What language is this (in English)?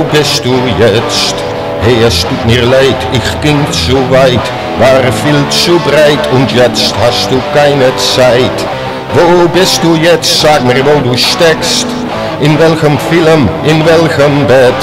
Dutch